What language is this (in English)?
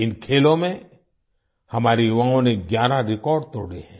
Hindi